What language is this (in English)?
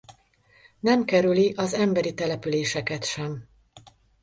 Hungarian